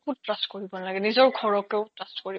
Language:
Assamese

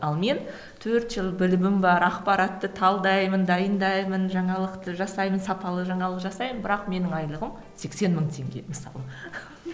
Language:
Kazakh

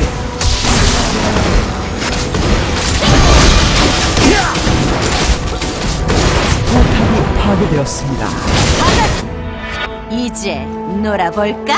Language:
Korean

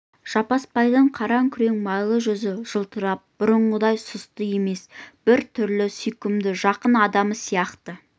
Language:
Kazakh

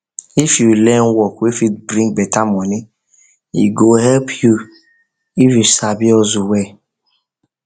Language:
Nigerian Pidgin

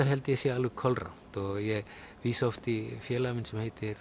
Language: Icelandic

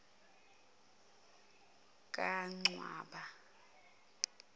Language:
Zulu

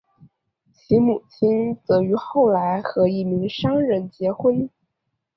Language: Chinese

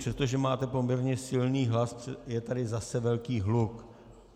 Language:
Czech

